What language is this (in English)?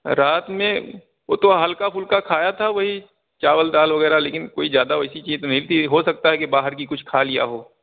Urdu